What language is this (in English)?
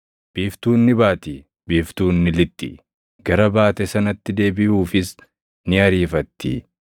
Oromo